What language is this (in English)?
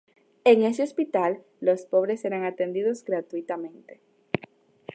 Spanish